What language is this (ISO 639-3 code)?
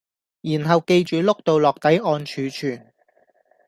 yue